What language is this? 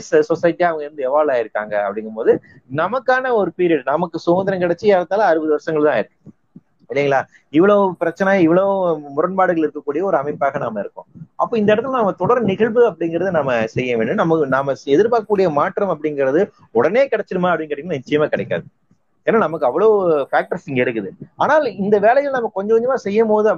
Tamil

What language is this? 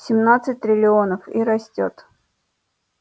Russian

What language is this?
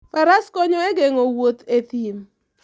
Luo (Kenya and Tanzania)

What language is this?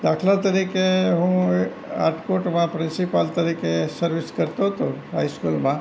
Gujarati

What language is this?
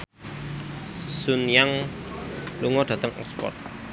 Javanese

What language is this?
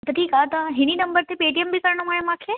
Sindhi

